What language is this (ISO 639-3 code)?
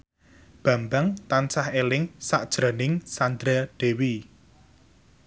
jav